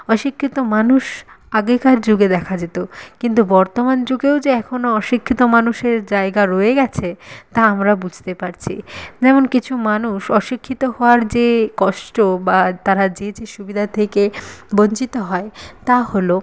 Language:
Bangla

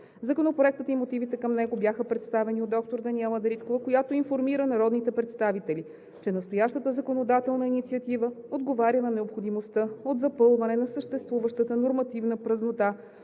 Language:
Bulgarian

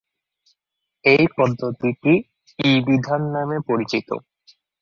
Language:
Bangla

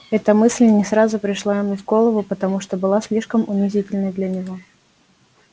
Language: Russian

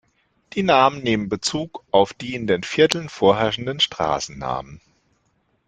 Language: German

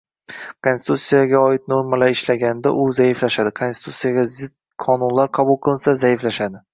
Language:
Uzbek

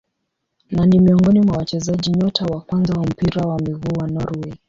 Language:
Swahili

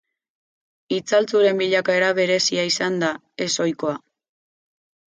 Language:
Basque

